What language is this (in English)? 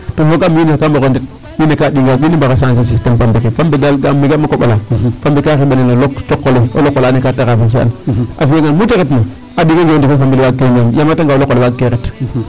Serer